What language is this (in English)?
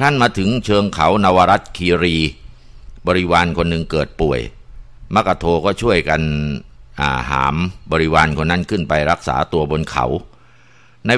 Thai